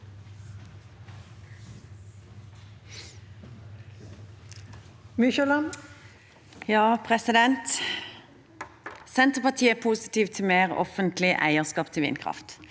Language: Norwegian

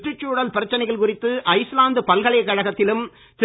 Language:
Tamil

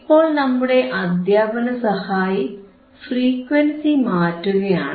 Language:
Malayalam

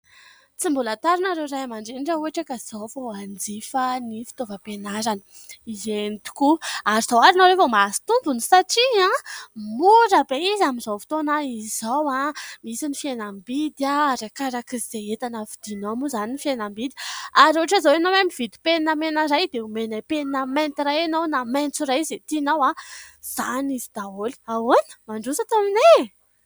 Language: Malagasy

